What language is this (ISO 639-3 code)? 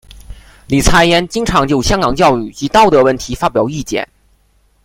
zho